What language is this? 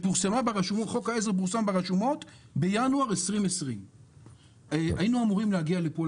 Hebrew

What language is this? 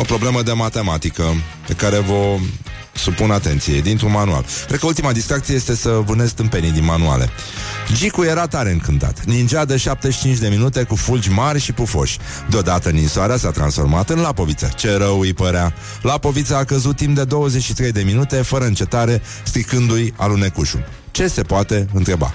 Romanian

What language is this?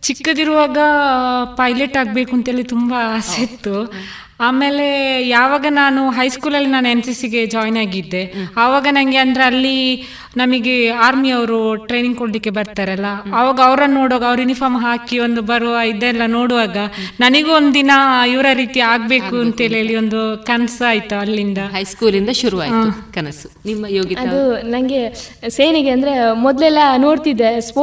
Kannada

